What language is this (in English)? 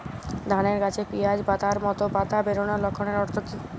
Bangla